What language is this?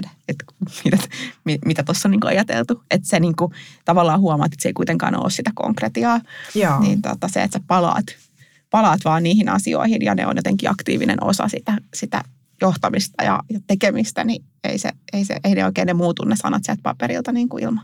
Finnish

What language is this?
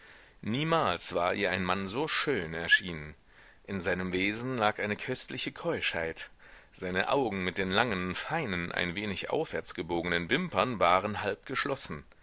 German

